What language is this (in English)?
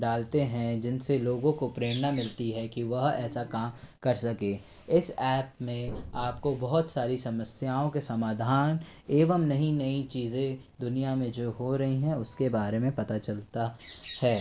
Hindi